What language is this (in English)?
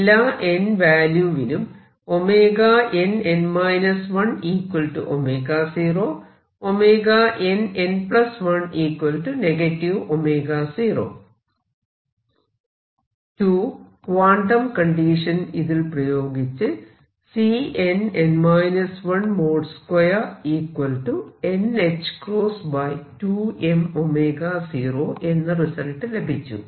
Malayalam